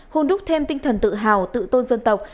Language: Vietnamese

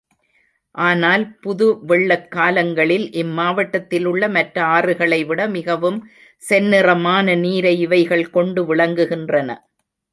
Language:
Tamil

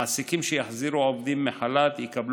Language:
Hebrew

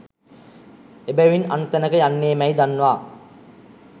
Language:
Sinhala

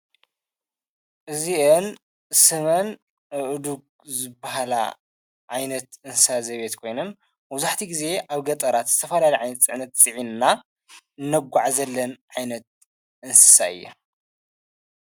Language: Tigrinya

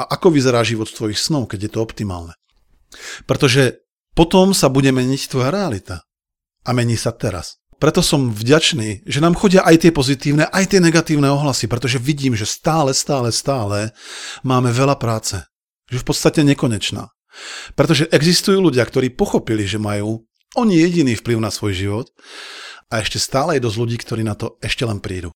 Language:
Slovak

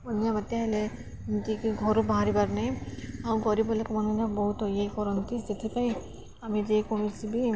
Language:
Odia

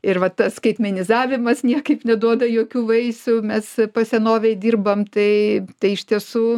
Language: Lithuanian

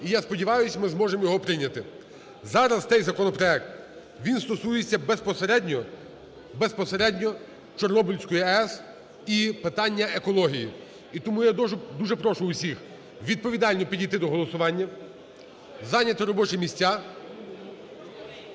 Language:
Ukrainian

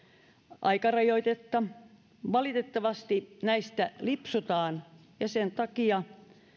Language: Finnish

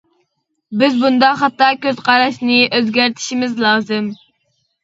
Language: Uyghur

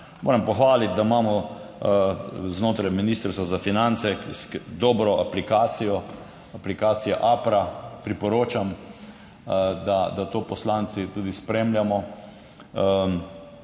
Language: Slovenian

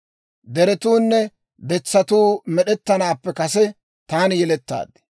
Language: Dawro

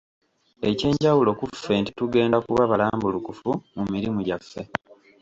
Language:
Ganda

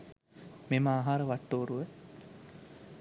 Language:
Sinhala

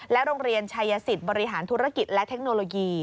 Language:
Thai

